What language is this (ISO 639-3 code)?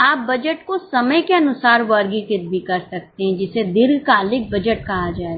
hin